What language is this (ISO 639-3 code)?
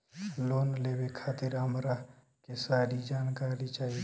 bho